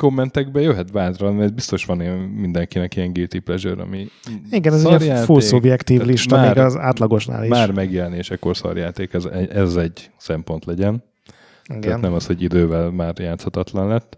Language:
Hungarian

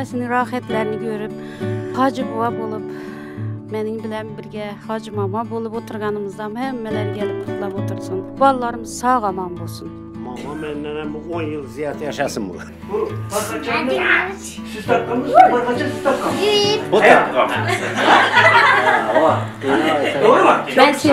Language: Turkish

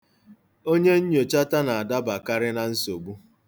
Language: Igbo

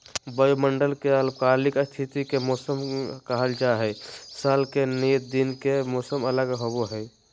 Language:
Magahi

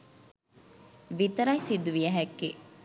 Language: Sinhala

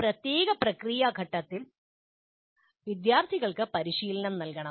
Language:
Malayalam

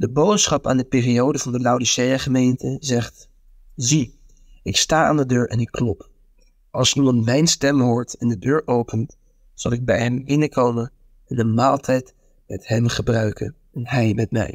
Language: Dutch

